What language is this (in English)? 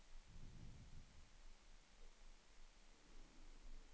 Swedish